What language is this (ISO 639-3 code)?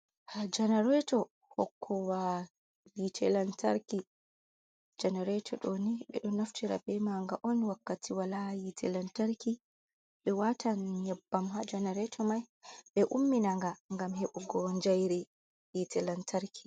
ful